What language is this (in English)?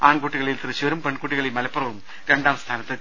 Malayalam